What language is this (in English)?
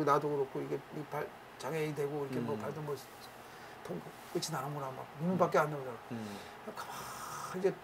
Korean